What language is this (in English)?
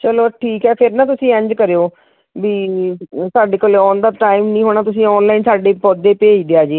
Punjabi